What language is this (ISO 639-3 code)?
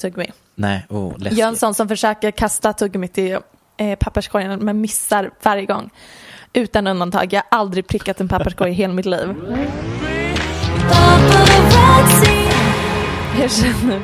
swe